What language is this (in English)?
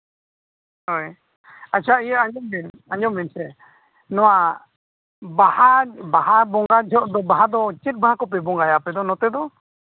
Santali